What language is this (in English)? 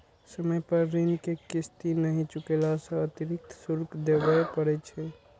Maithili